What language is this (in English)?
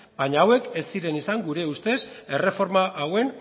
Basque